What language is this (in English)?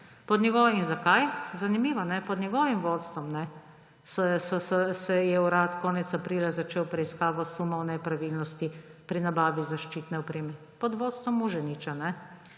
Slovenian